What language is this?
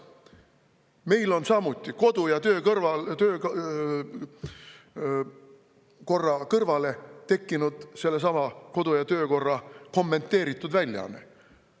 Estonian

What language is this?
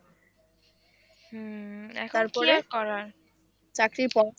Bangla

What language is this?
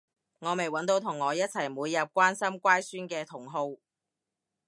Cantonese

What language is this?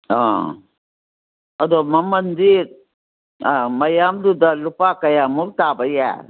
Manipuri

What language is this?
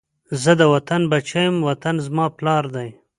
Pashto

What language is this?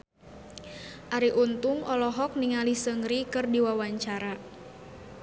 Sundanese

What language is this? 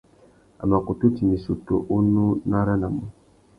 Tuki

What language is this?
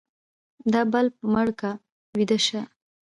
Pashto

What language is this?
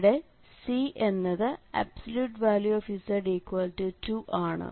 Malayalam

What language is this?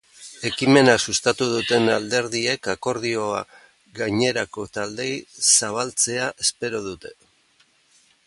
Basque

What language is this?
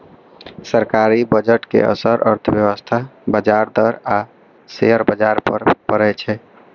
Maithili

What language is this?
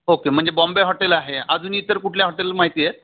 Marathi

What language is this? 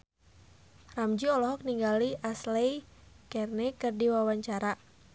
Sundanese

